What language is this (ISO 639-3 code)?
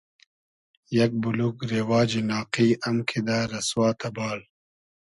haz